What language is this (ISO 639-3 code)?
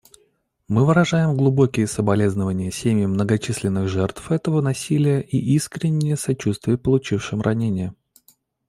rus